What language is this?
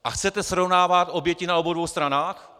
Czech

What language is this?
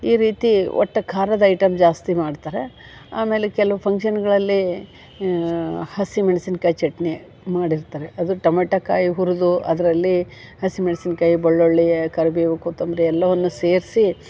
Kannada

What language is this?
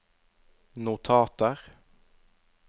Norwegian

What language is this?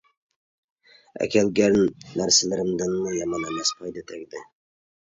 Uyghur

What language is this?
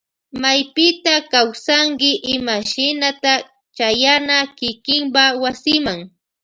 Loja Highland Quichua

